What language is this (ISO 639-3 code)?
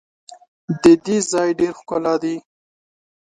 pus